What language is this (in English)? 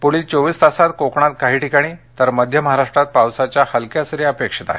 Marathi